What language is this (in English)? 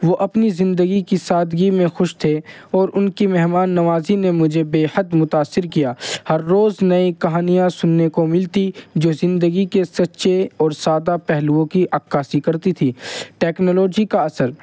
Urdu